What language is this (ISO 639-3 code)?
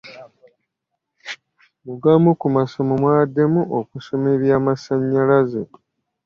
lug